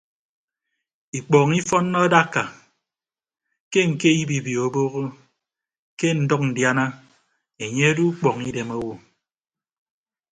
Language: Ibibio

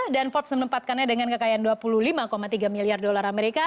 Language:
Indonesian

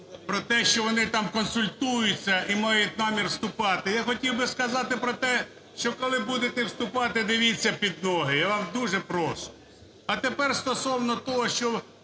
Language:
Ukrainian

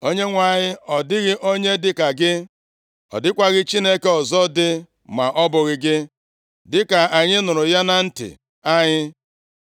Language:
Igbo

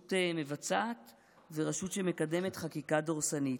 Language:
Hebrew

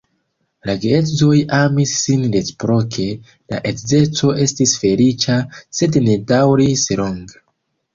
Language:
Esperanto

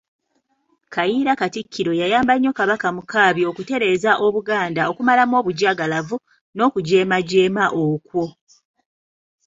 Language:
Ganda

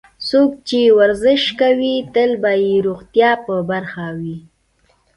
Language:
Pashto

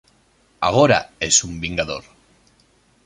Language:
Galician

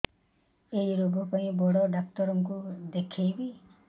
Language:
Odia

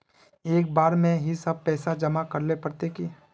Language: Magahi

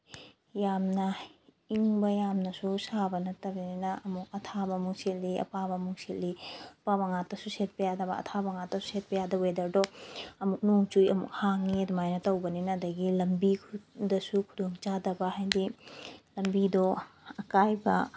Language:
Manipuri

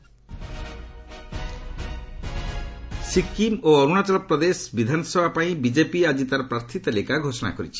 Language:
Odia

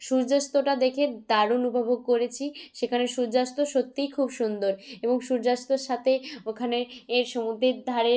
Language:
Bangla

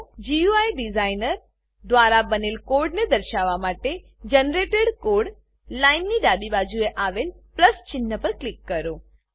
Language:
Gujarati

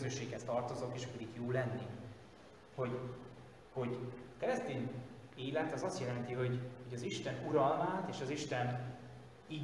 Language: Hungarian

